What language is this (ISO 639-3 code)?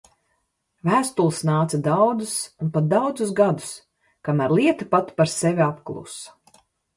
lav